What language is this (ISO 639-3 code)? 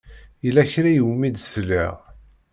kab